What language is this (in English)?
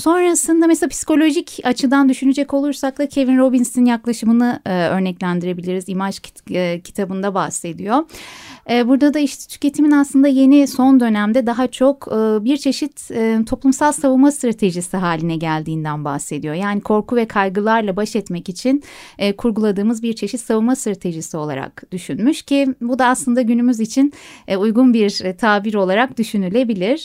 Turkish